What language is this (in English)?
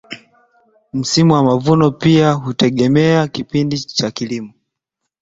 Swahili